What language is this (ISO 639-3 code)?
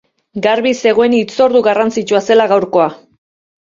eus